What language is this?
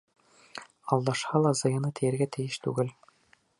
Bashkir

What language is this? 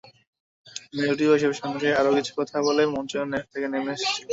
Bangla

